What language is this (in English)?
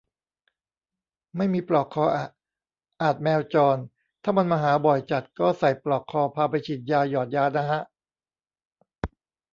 Thai